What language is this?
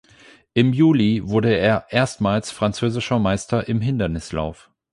German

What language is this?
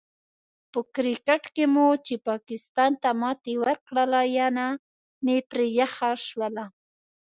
Pashto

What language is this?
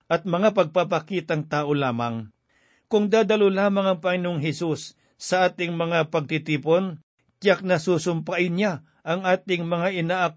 Filipino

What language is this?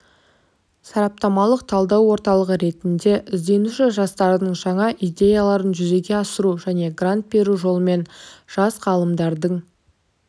Kazakh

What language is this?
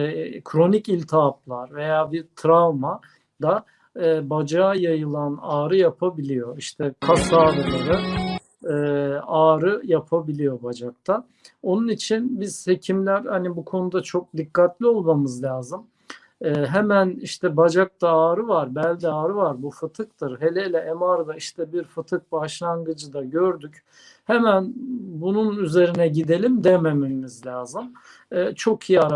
Turkish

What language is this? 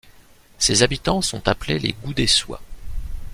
French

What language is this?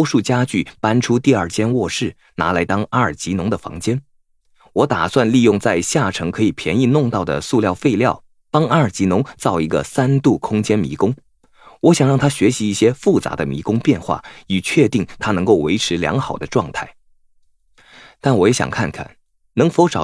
Chinese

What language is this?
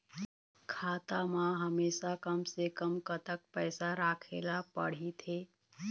Chhattisgarhi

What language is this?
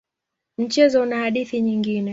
Swahili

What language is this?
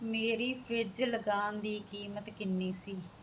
Punjabi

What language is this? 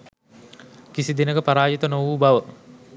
Sinhala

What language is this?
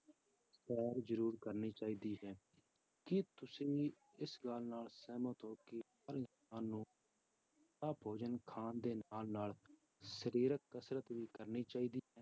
Punjabi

